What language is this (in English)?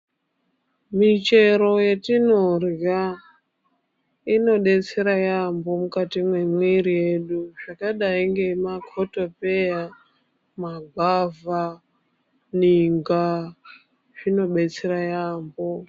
Ndau